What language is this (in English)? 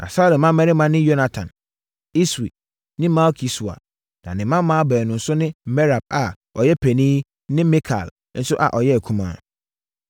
Akan